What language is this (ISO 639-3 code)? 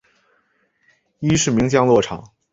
zho